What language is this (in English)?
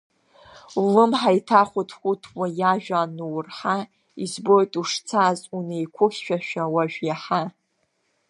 Abkhazian